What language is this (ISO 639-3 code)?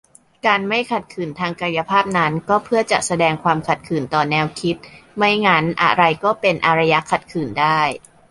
tha